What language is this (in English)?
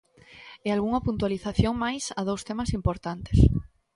Galician